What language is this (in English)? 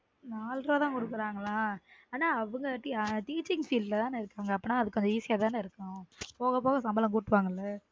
Tamil